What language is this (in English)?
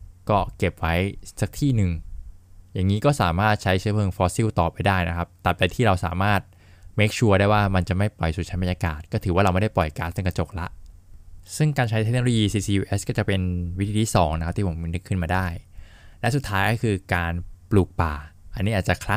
Thai